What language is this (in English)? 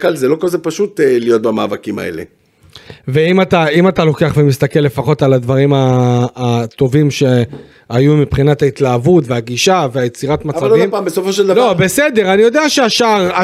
Hebrew